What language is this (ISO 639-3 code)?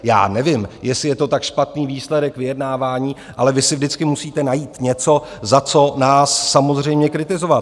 ces